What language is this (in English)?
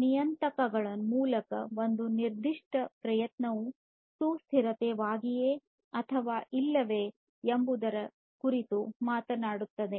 Kannada